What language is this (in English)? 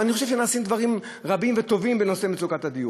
Hebrew